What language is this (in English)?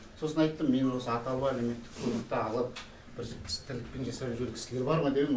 Kazakh